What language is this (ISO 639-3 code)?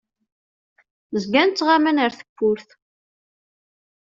kab